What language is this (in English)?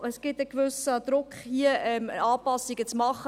Swiss German